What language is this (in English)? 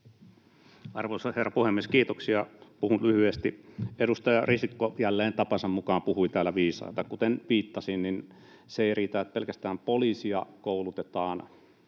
Finnish